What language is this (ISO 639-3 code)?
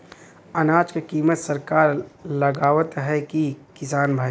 bho